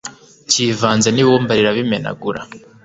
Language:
Kinyarwanda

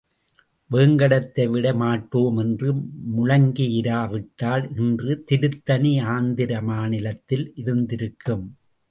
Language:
Tamil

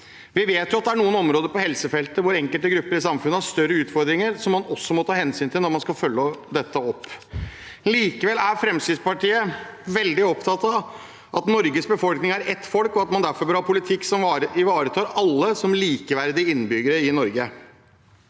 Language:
Norwegian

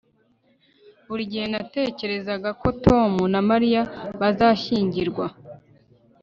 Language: Kinyarwanda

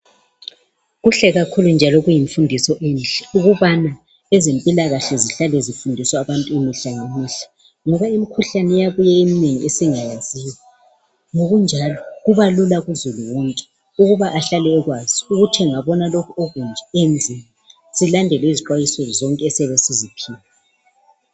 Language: North Ndebele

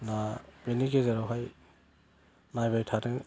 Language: Bodo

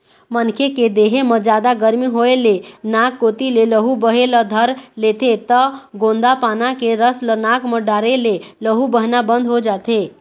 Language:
Chhattisgarhi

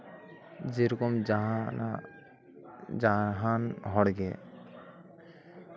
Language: Santali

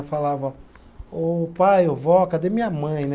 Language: Portuguese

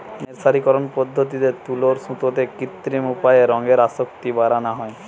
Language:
Bangla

